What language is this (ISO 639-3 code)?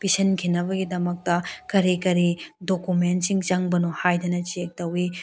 mni